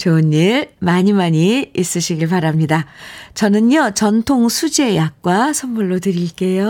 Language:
Korean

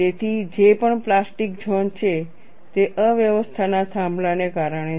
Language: Gujarati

